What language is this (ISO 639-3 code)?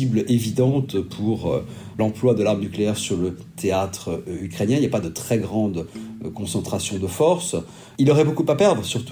fra